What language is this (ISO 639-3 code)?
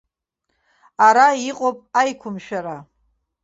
abk